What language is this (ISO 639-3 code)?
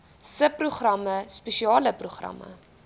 afr